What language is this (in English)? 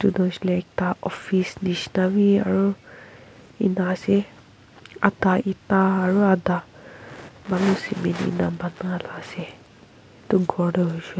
Naga Pidgin